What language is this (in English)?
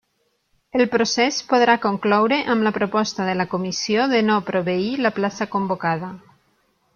Catalan